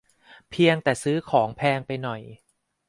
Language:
Thai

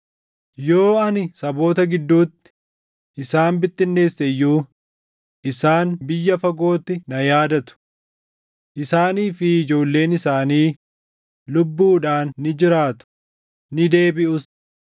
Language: Oromo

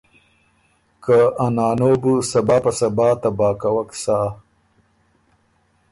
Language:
Ormuri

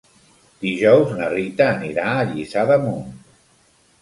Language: Catalan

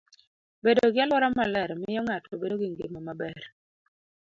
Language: Luo (Kenya and Tanzania)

